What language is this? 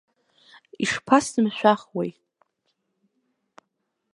Abkhazian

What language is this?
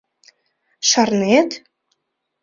Mari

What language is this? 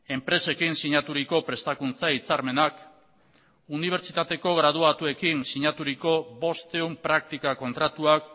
Basque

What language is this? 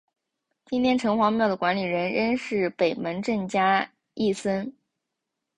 Chinese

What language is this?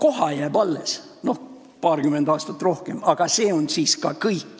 Estonian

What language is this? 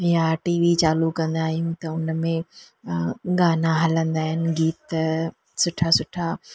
Sindhi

